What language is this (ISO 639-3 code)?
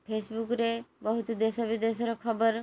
ori